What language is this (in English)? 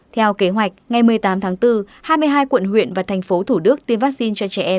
Vietnamese